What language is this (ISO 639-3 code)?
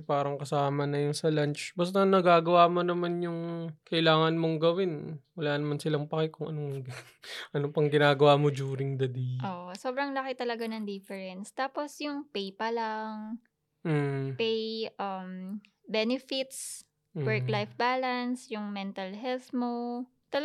fil